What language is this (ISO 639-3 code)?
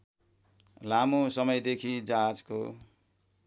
nep